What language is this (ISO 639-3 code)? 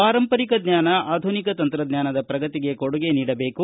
kan